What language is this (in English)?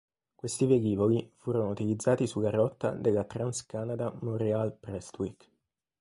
Italian